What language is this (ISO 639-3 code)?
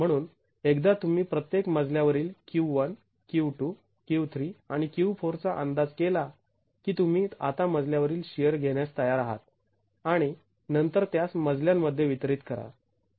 mar